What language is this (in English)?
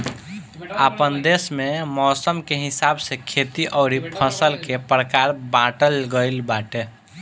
Bhojpuri